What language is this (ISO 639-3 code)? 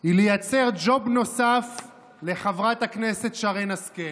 heb